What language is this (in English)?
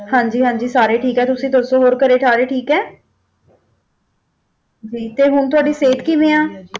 Punjabi